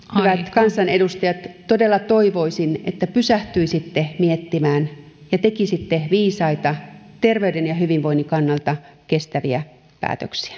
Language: Finnish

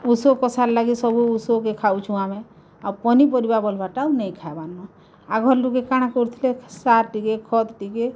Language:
Odia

